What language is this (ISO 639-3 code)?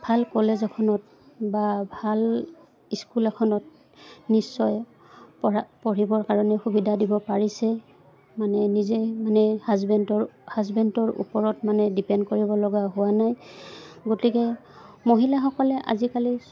asm